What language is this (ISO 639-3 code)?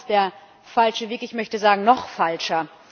deu